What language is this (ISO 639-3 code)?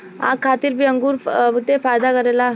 bho